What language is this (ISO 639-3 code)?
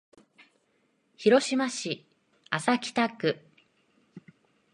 jpn